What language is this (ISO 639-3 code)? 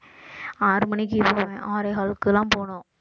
tam